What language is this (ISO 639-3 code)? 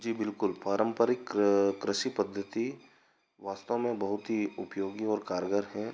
hin